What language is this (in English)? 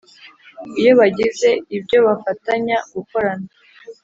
Kinyarwanda